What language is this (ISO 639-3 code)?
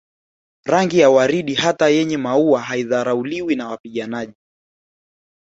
swa